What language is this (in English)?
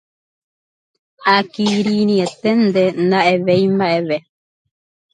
Guarani